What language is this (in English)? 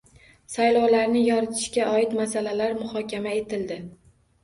Uzbek